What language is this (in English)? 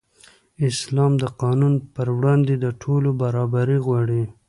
Pashto